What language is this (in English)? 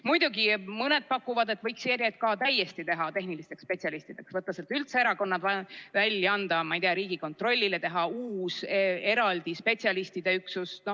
Estonian